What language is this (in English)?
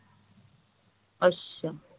Punjabi